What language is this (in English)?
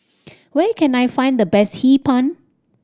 English